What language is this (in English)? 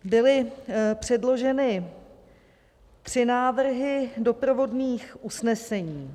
Czech